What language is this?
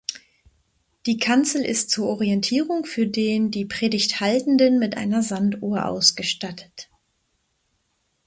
German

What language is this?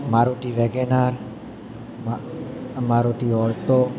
Gujarati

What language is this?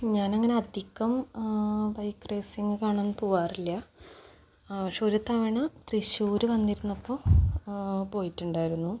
Malayalam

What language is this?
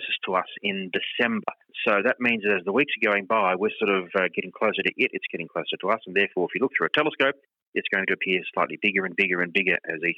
English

